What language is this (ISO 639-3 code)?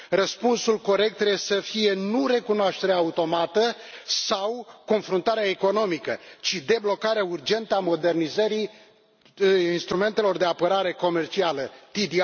ron